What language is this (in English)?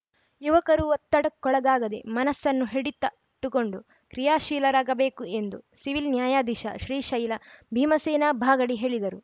Kannada